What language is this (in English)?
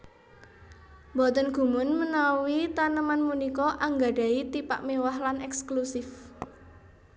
Javanese